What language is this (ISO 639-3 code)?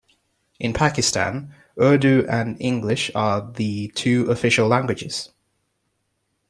eng